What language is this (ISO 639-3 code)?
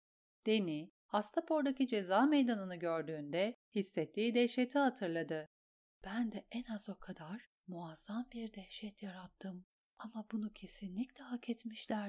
tur